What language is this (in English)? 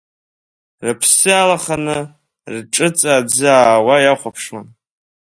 Abkhazian